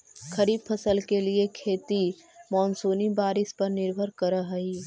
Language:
Magahi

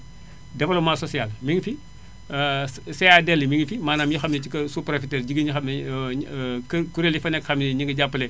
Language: Wolof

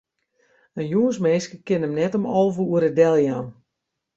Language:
Western Frisian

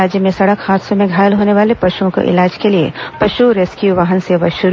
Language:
Hindi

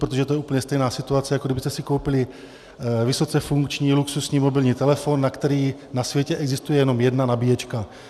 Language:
Czech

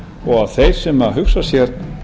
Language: Icelandic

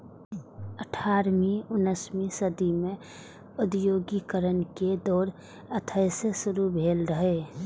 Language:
Maithili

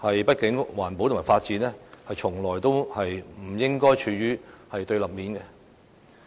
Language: Cantonese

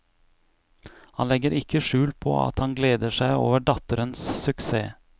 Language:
Norwegian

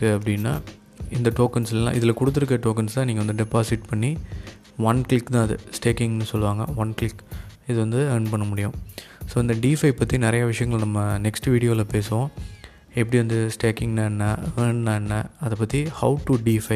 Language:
Tamil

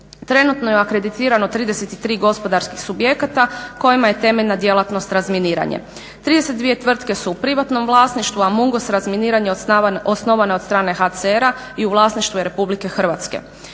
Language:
Croatian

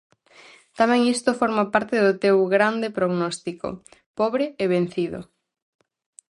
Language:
Galician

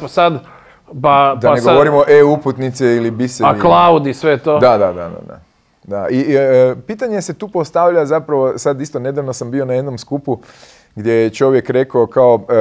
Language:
Croatian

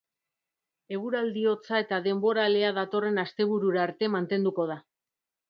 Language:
Basque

